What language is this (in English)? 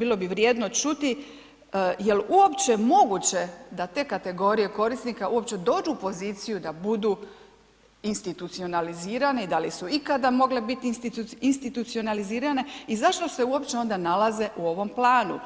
Croatian